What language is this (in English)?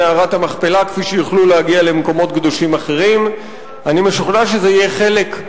Hebrew